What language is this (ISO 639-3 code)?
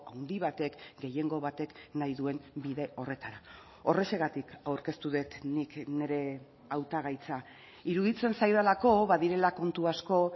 eus